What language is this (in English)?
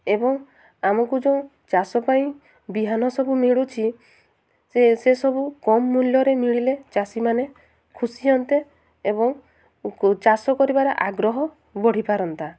Odia